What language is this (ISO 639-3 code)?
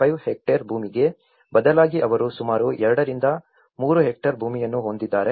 kan